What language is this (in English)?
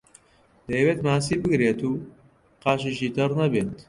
Central Kurdish